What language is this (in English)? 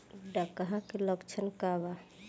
Bhojpuri